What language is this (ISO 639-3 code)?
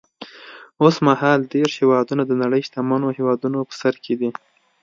pus